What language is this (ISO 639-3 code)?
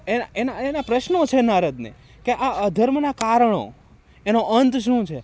guj